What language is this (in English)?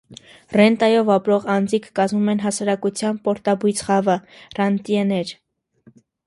Armenian